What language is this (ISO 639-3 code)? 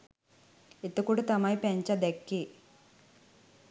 sin